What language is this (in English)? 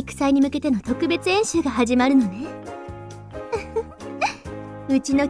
Japanese